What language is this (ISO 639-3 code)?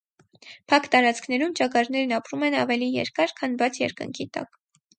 hye